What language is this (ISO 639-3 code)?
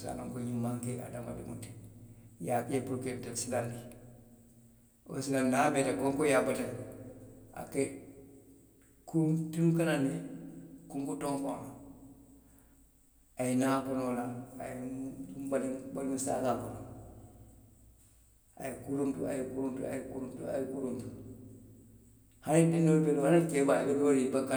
mlq